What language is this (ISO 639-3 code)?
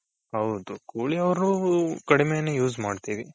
kan